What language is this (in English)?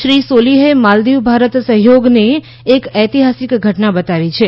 Gujarati